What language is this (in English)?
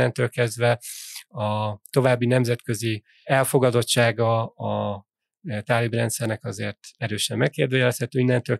Hungarian